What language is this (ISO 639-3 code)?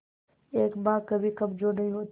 hin